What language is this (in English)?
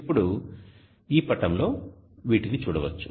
Telugu